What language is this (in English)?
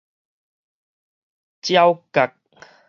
Min Nan Chinese